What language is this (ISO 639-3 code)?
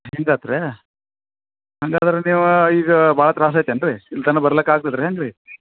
kan